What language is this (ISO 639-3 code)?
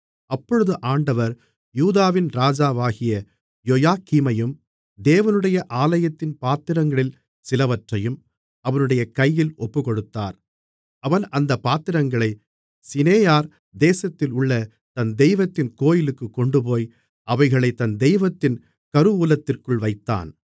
tam